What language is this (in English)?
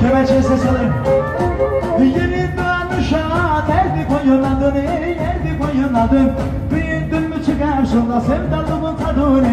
Turkish